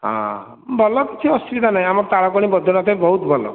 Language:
Odia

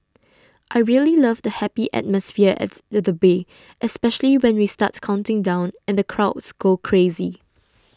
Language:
English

